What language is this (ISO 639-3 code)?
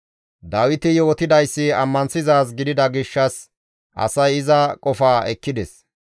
gmv